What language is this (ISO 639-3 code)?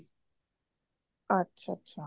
pan